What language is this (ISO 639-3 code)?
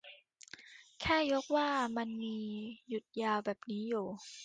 tha